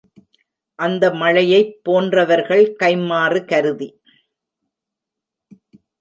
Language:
Tamil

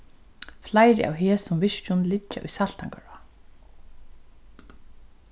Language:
Faroese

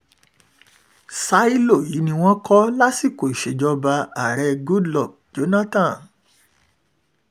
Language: Yoruba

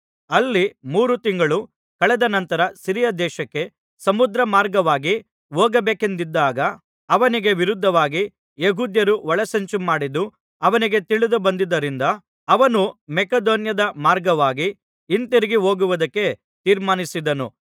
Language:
Kannada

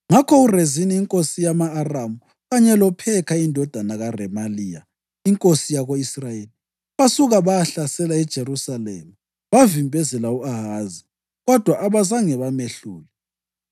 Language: North Ndebele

